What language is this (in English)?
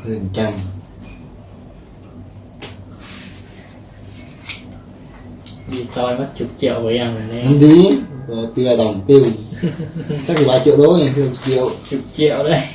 Vietnamese